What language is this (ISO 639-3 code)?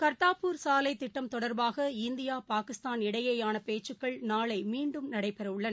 tam